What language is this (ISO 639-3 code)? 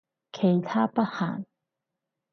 yue